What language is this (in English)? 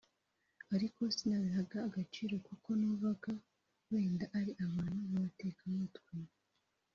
Kinyarwanda